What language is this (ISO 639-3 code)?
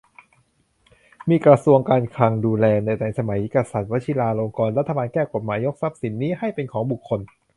tha